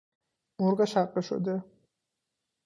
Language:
Persian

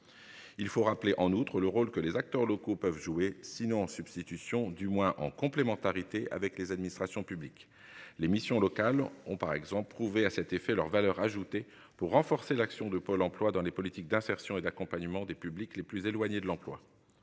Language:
French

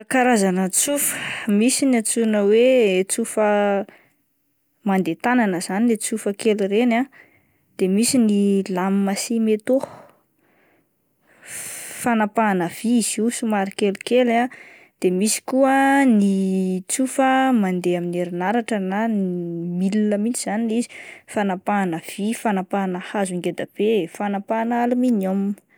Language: Malagasy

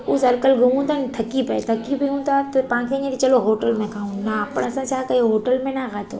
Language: Sindhi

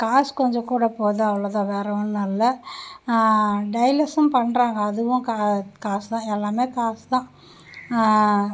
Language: Tamil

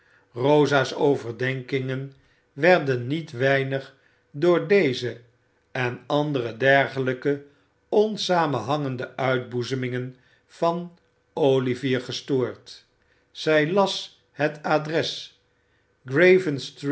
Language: Dutch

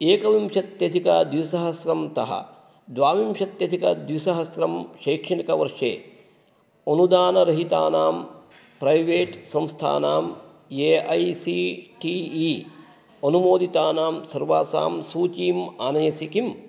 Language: Sanskrit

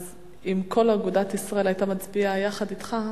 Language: Hebrew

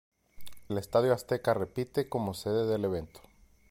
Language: Spanish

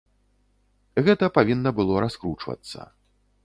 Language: Belarusian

